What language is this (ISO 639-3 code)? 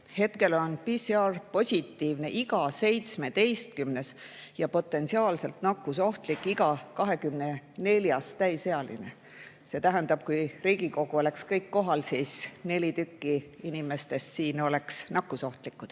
est